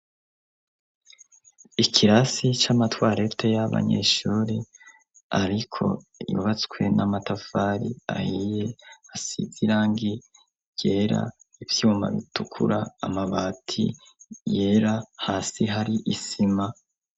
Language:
Rundi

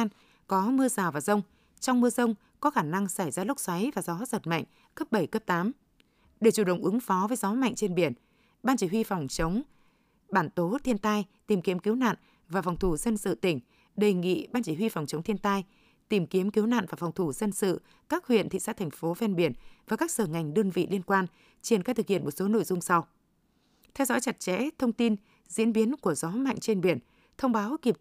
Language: Vietnamese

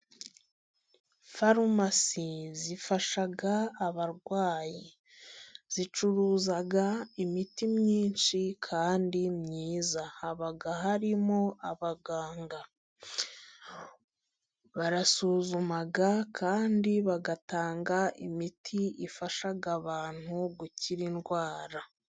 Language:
Kinyarwanda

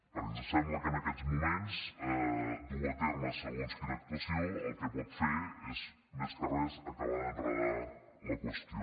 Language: Catalan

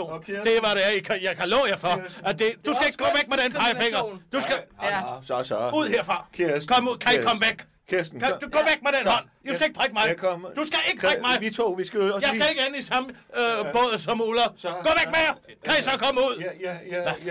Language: Danish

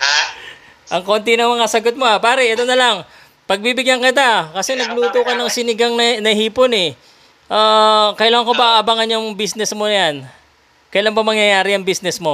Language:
Filipino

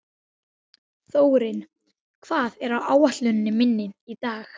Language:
Icelandic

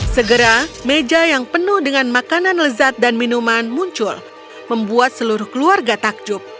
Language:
Indonesian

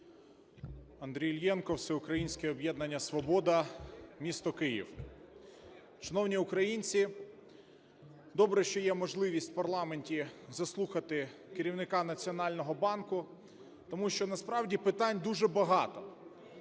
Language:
Ukrainian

